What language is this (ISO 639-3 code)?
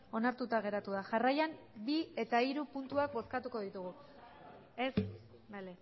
eus